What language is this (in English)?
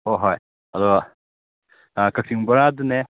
Manipuri